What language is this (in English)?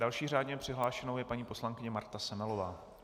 Czech